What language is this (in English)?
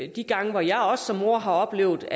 Danish